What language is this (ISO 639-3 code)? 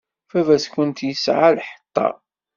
kab